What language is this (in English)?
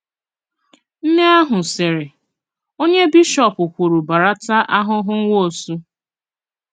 Igbo